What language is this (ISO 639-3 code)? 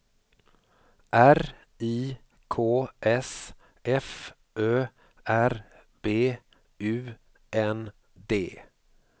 swe